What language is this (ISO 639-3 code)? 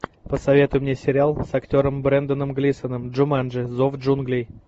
rus